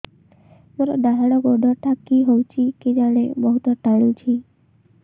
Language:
Odia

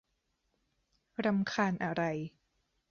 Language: Thai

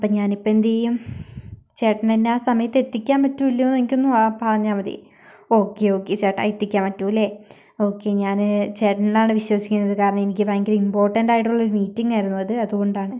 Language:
Malayalam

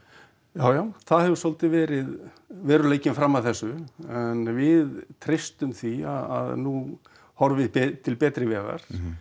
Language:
Icelandic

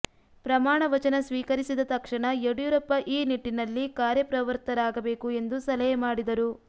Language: Kannada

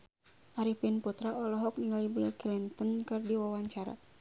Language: Sundanese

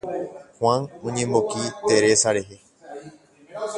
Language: Guarani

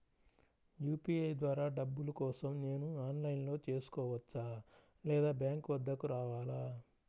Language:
Telugu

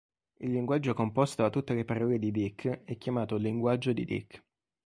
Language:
Italian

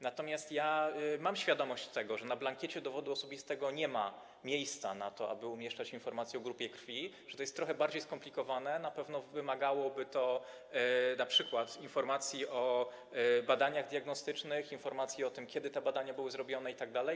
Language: Polish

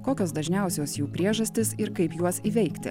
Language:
Lithuanian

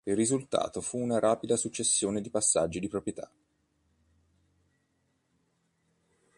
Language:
Italian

